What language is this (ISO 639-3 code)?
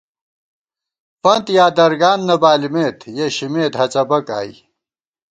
gwt